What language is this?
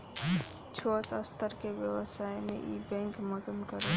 Bhojpuri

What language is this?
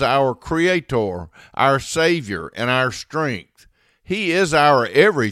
English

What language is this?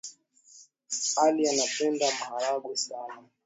Swahili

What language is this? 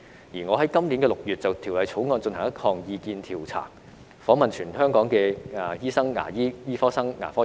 Cantonese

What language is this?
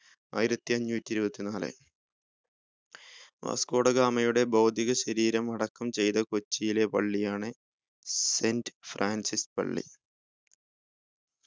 Malayalam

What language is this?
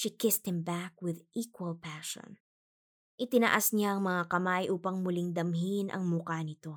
Filipino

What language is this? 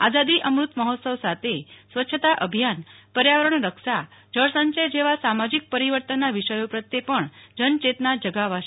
Gujarati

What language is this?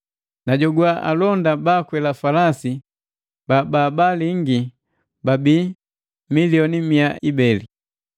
Matengo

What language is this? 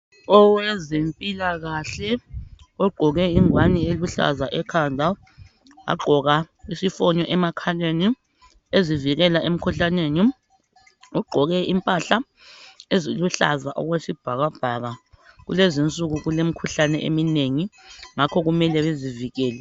North Ndebele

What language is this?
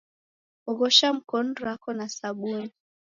Taita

